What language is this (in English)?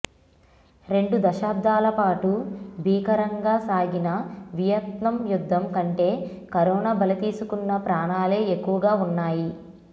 Telugu